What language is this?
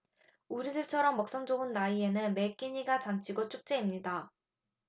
Korean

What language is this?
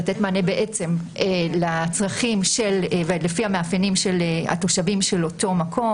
Hebrew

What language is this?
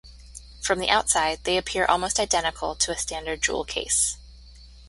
English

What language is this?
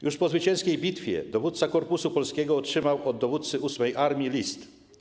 Polish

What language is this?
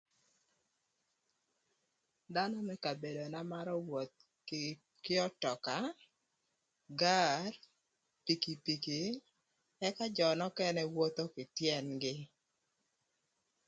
Thur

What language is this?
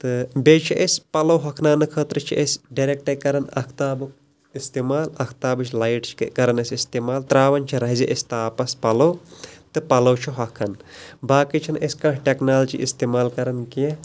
Kashmiri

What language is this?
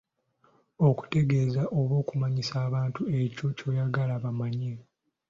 Ganda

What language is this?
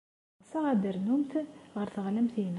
Kabyle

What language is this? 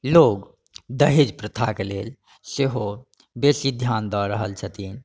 Maithili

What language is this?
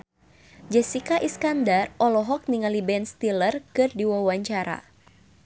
Sundanese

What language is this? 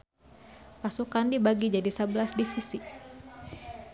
Sundanese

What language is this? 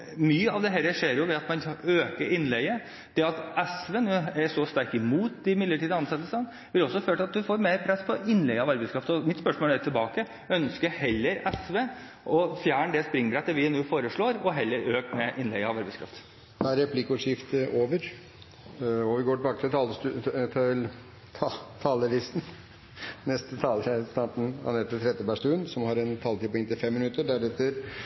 Norwegian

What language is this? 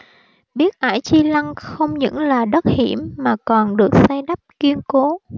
Vietnamese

